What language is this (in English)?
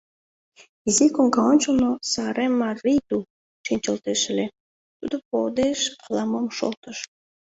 Mari